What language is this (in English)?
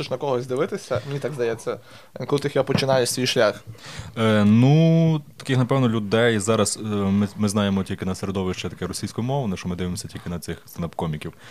Ukrainian